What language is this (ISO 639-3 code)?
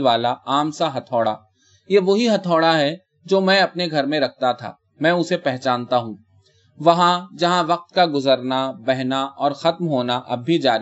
urd